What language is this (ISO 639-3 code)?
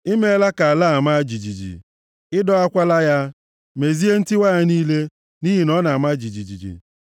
ibo